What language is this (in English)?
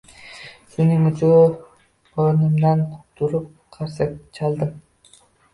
Uzbek